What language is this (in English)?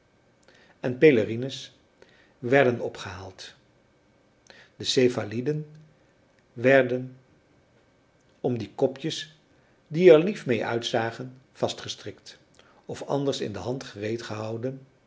Dutch